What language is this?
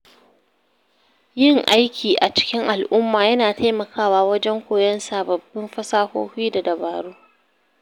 Hausa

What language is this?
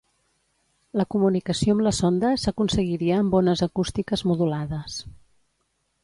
Catalan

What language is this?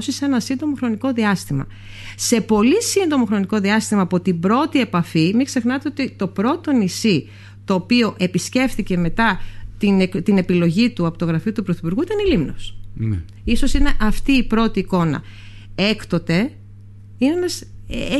Greek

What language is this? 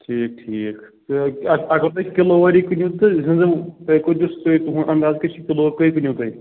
Kashmiri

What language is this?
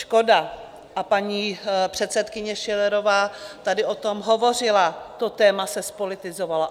Czech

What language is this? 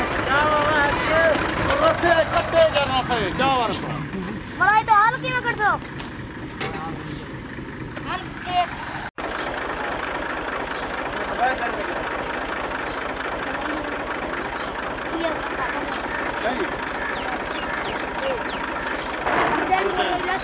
Romanian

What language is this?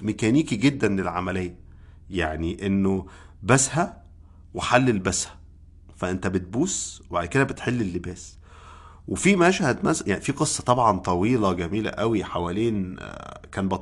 Arabic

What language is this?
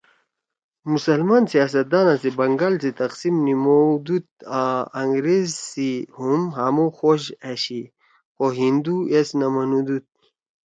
Torwali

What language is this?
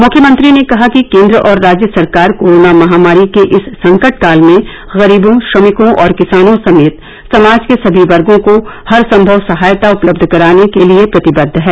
Hindi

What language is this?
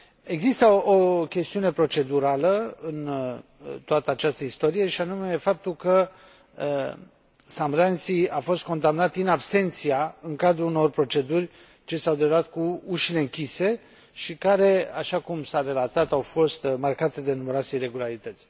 Romanian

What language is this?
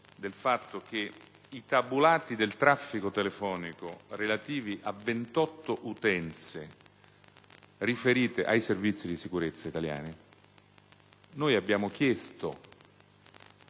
Italian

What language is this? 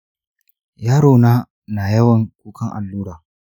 Hausa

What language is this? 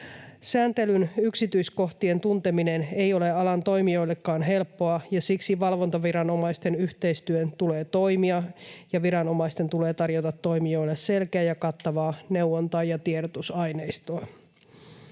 Finnish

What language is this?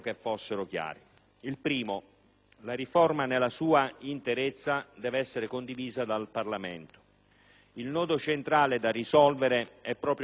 Italian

